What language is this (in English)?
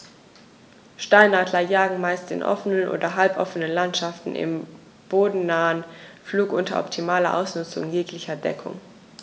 German